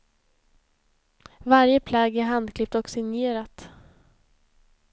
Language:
Swedish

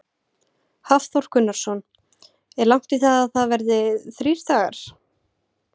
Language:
Icelandic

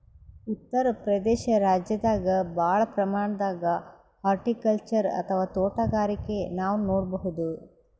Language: Kannada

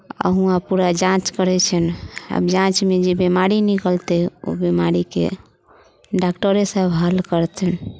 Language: Maithili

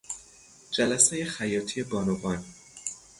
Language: Persian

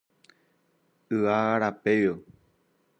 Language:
Guarani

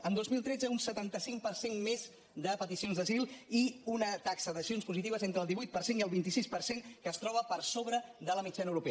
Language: Catalan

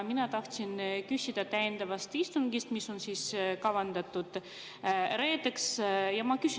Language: Estonian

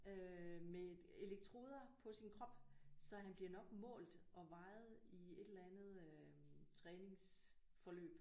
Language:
Danish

